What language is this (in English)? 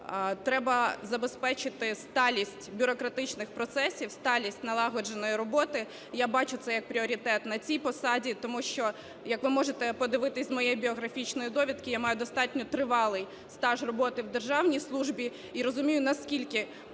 Ukrainian